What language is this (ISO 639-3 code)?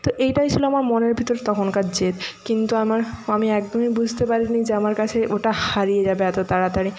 ben